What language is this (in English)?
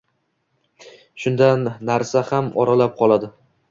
Uzbek